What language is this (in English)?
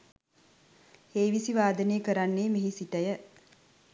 Sinhala